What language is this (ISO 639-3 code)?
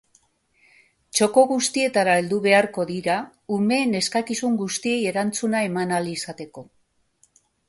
eus